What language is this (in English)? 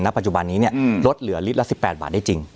Thai